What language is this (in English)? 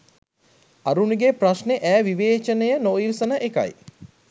Sinhala